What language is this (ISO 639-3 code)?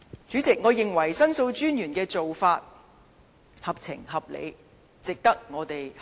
yue